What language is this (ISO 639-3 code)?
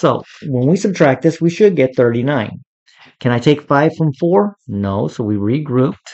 eng